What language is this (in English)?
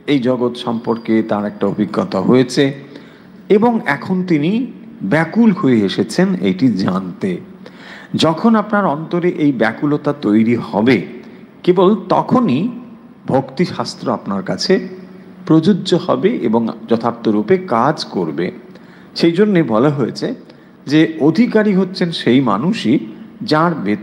Bangla